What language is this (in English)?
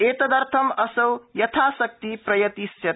Sanskrit